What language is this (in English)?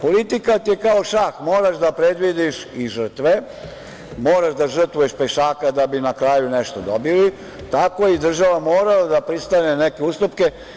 Serbian